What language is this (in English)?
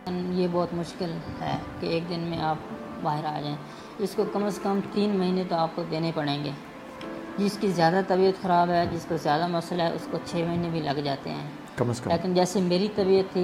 Urdu